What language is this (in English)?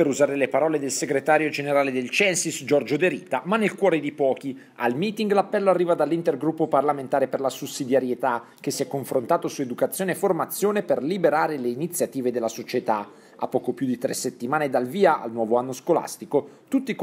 Italian